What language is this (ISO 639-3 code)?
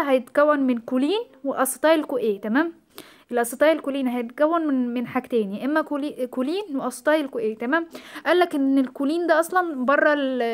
ara